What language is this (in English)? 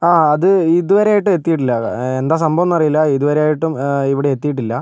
Malayalam